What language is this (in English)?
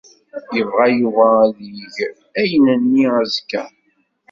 Kabyle